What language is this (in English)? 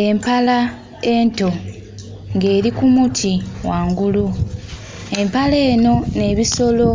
Soga